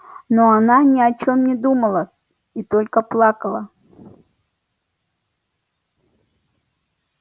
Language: Russian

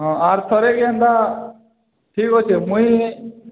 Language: Odia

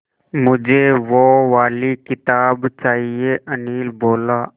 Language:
Hindi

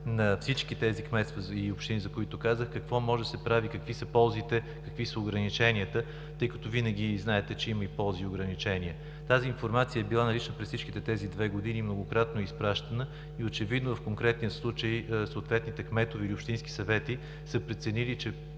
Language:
Bulgarian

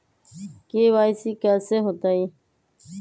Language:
Magahi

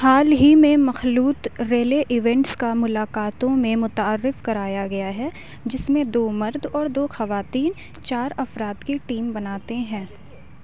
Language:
Urdu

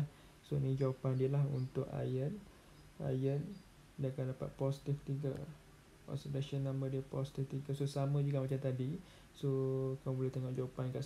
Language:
Malay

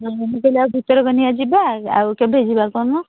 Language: Odia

